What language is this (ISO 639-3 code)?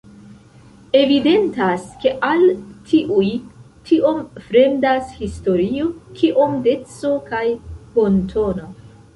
epo